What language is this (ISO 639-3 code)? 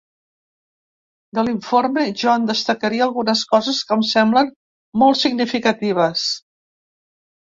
cat